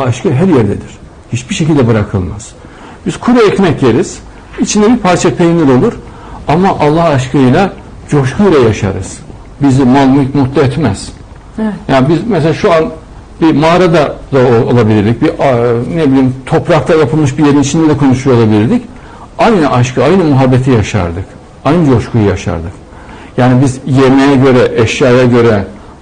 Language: Turkish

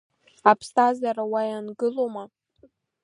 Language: Abkhazian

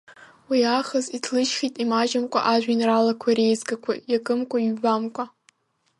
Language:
Abkhazian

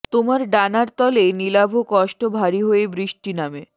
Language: Bangla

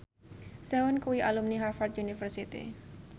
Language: Javanese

